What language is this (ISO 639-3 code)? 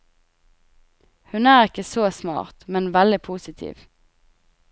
nor